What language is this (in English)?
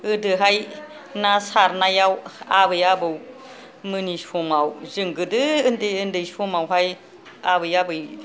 Bodo